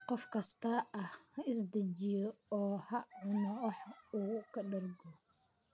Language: Somali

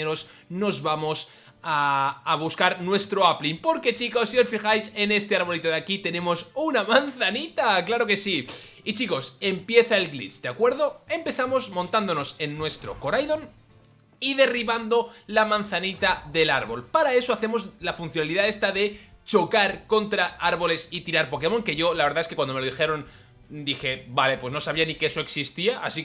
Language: Spanish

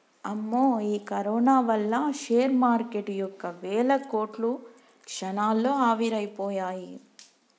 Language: Telugu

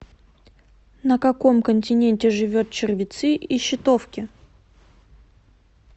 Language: Russian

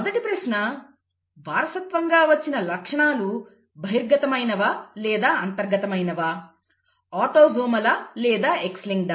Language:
Telugu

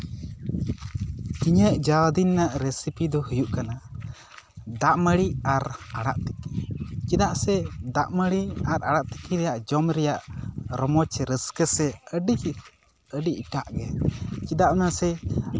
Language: Santali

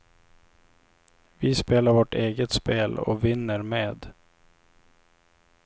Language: Swedish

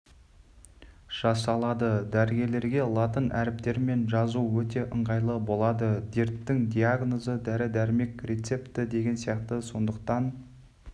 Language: Kazakh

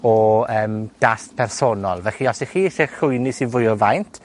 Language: Welsh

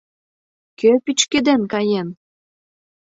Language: Mari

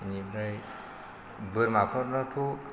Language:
Bodo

